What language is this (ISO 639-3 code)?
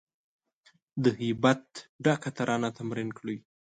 pus